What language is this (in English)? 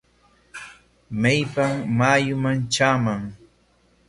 Corongo Ancash Quechua